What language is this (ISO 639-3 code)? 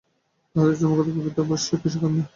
ben